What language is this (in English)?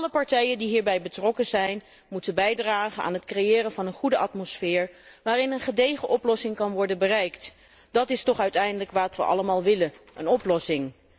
Dutch